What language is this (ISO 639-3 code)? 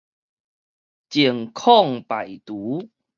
nan